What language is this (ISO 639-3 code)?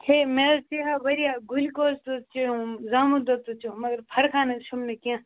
kas